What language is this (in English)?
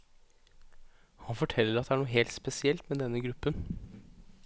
Norwegian